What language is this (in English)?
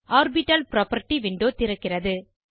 Tamil